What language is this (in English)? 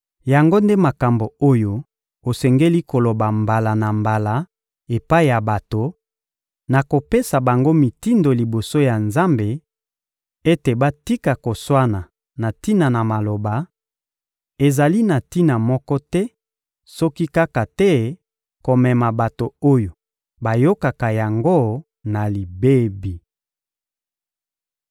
Lingala